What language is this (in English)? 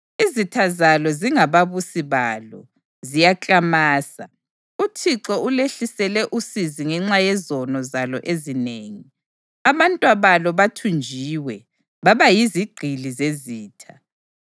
North Ndebele